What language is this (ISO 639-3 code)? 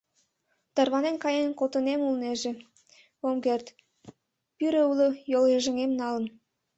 chm